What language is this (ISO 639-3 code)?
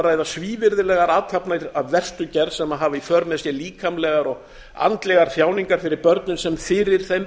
isl